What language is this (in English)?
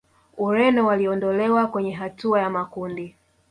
Swahili